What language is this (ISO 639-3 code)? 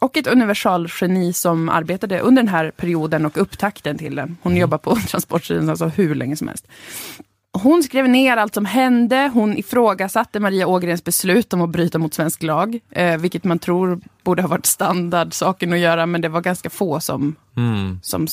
swe